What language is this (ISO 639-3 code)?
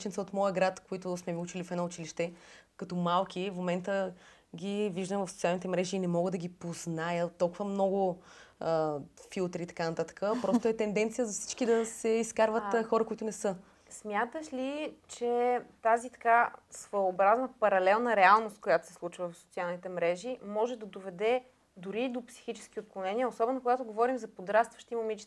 bul